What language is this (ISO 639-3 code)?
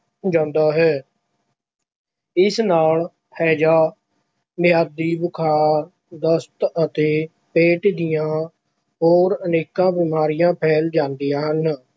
pan